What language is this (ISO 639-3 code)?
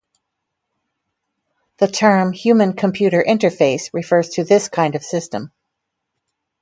eng